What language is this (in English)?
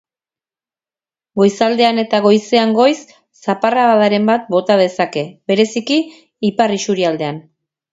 Basque